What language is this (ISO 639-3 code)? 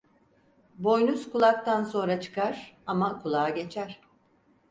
tur